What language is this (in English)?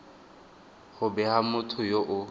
Tswana